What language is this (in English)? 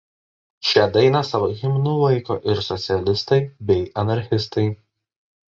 Lithuanian